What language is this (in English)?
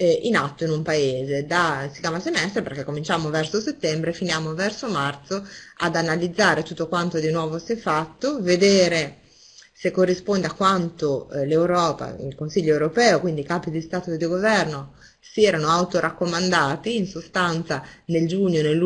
Italian